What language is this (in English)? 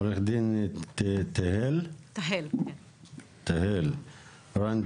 Hebrew